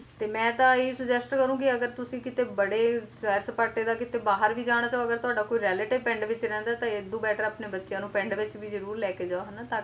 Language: Punjabi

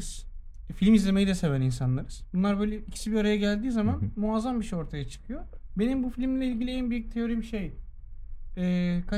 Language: Turkish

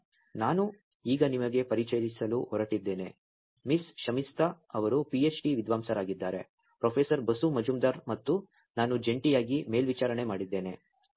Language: Kannada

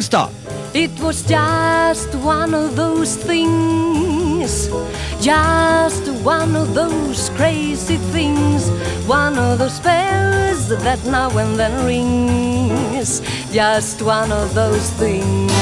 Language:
French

